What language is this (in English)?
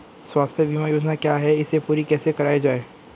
Hindi